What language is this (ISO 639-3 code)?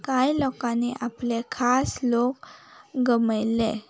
kok